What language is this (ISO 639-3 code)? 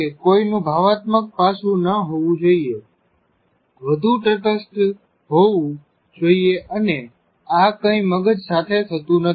guj